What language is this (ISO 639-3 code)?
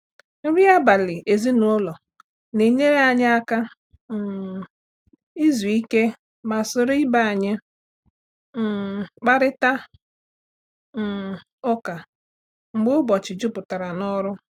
ibo